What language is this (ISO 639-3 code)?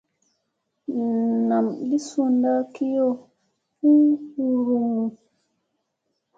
mse